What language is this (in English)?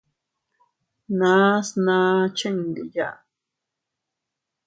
Teutila Cuicatec